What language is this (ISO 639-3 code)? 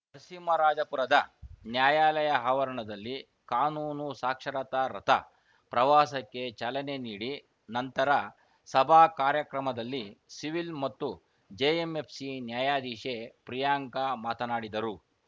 kan